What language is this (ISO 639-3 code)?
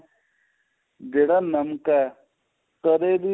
pan